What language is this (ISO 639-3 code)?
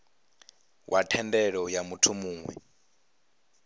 ven